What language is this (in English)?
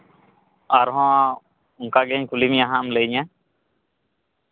Santali